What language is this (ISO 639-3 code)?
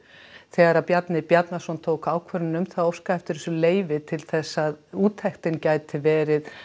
isl